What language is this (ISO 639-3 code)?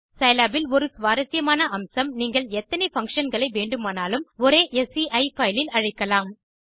tam